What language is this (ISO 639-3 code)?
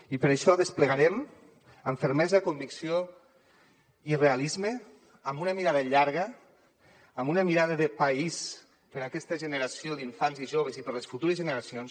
cat